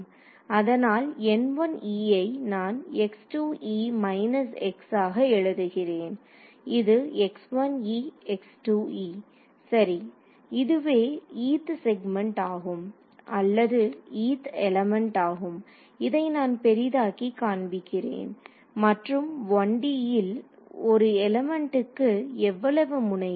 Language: Tamil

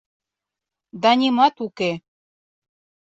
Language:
Mari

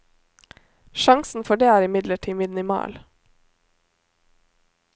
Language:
Norwegian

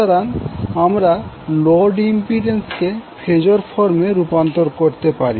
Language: Bangla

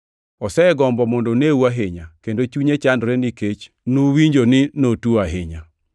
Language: Luo (Kenya and Tanzania)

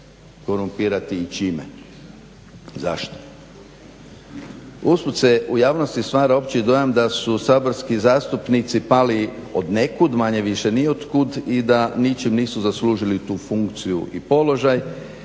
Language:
Croatian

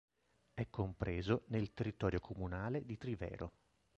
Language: Italian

